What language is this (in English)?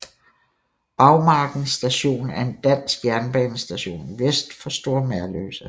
Danish